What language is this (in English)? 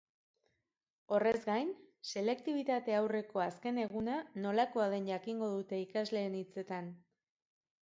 Basque